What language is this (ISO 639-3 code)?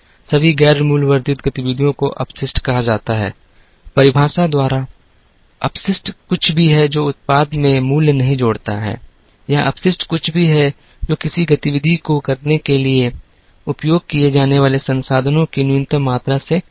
hin